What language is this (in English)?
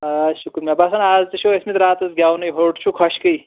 Kashmiri